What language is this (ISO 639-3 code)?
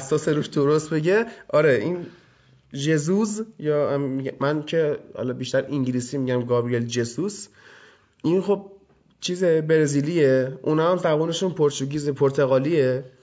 fas